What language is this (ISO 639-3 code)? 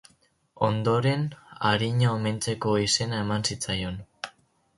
eus